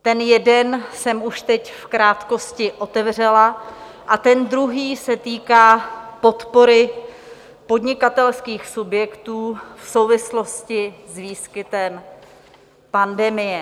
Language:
Czech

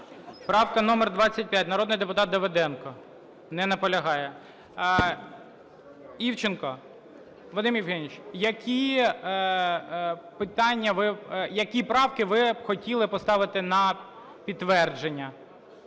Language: Ukrainian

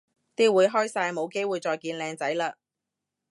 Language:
Cantonese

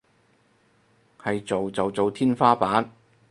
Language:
Cantonese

